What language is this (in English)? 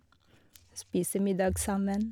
Norwegian